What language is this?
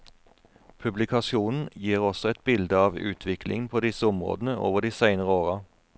Norwegian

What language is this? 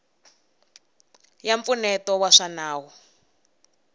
Tsonga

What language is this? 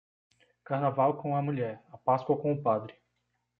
Portuguese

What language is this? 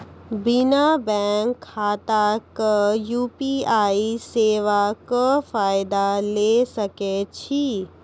Maithili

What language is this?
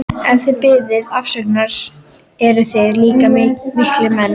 Icelandic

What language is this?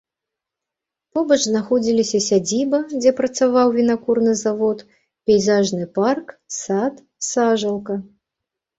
Belarusian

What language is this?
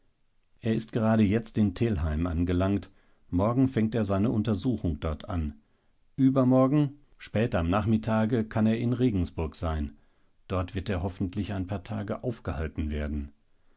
German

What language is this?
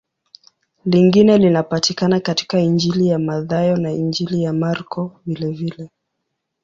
Swahili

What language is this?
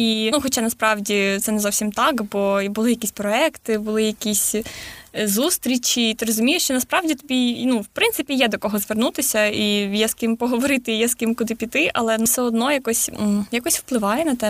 Ukrainian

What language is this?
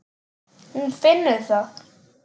Icelandic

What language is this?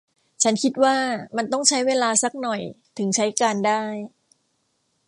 Thai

